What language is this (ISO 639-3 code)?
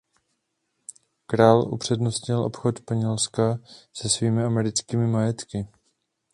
ces